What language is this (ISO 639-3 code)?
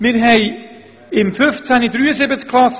gsw